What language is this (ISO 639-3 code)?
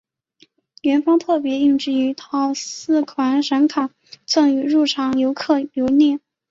zho